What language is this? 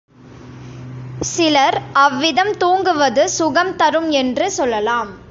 Tamil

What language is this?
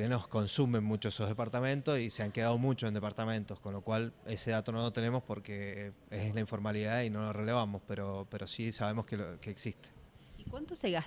Spanish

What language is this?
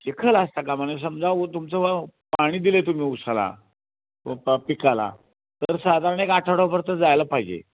Marathi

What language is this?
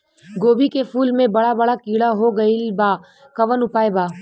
Bhojpuri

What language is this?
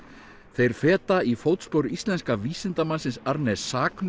Icelandic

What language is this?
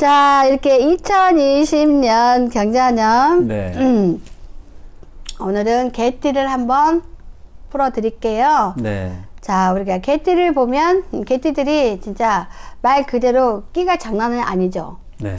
Korean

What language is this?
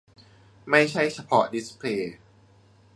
Thai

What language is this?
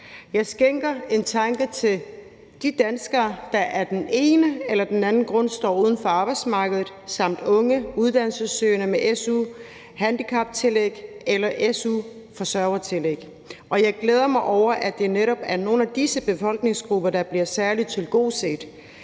Danish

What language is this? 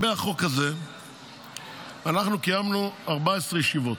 Hebrew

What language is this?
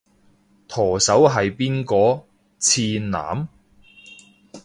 Cantonese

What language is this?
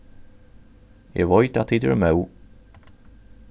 Faroese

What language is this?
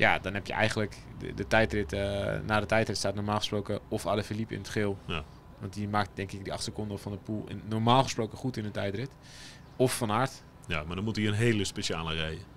Dutch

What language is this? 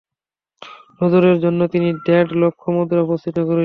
Bangla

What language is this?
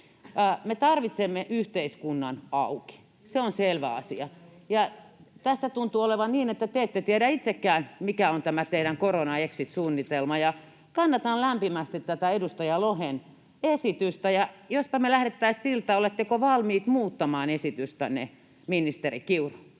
Finnish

